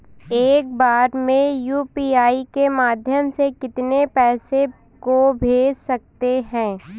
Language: Hindi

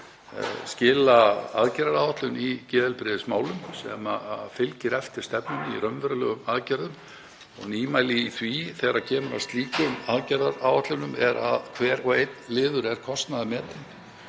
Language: Icelandic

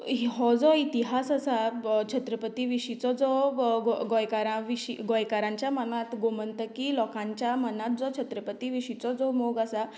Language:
Konkani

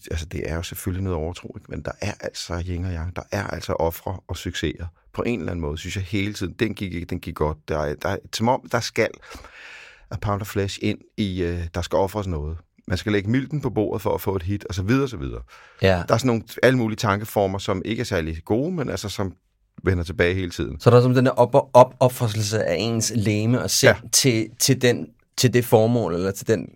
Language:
Danish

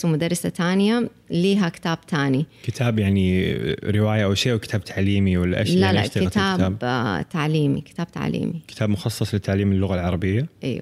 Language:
Arabic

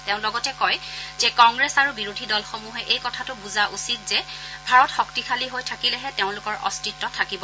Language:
Assamese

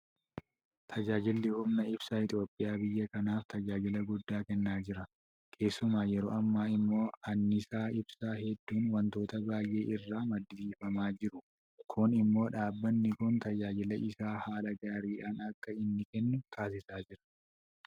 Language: Oromo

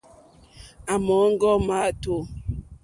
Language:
Mokpwe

